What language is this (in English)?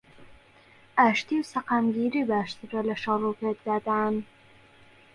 Central Kurdish